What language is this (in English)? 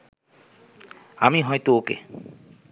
Bangla